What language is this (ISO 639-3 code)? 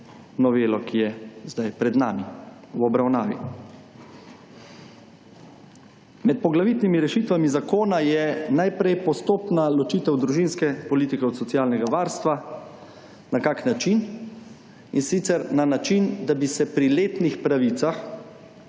slv